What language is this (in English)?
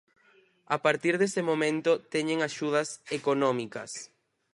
Galician